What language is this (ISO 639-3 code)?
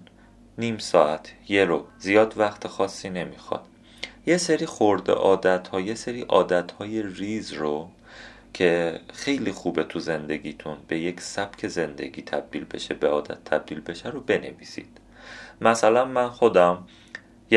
fas